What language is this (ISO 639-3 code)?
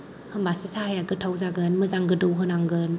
brx